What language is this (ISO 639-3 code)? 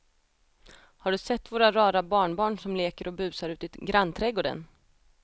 swe